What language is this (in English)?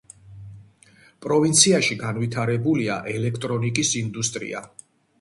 Georgian